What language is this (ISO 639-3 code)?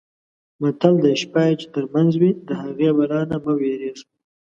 pus